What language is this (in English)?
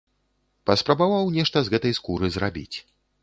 Belarusian